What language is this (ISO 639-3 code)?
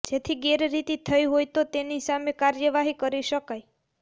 guj